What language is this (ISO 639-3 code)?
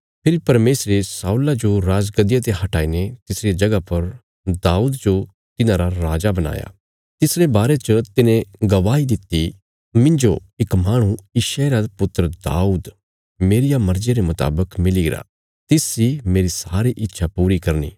kfs